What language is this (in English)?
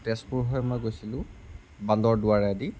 Assamese